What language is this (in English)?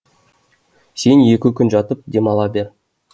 Kazakh